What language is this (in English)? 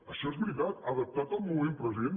Catalan